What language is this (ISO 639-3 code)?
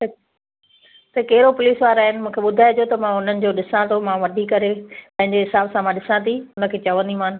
snd